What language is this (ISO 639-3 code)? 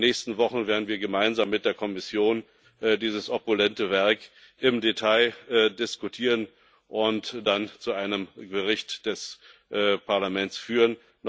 deu